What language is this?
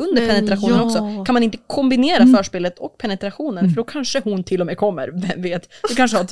Swedish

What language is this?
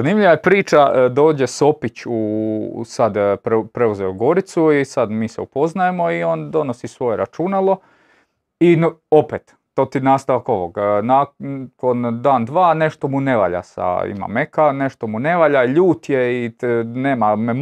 Croatian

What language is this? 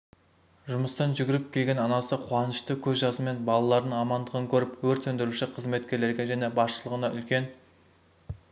Kazakh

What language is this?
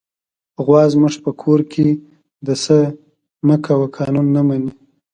Pashto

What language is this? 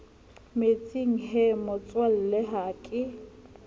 Southern Sotho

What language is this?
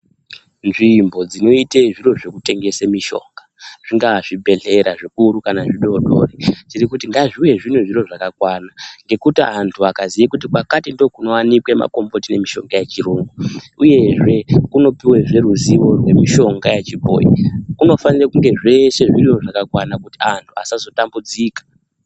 Ndau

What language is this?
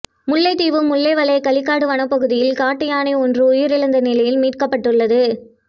Tamil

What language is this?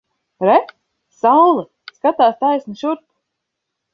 Latvian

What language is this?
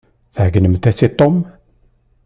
Kabyle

